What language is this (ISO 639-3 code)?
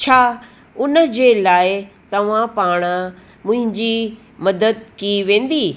snd